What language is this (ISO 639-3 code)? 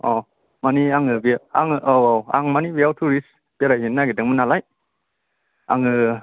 brx